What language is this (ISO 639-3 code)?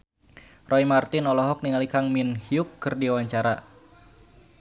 sun